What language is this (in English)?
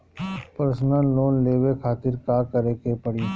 Bhojpuri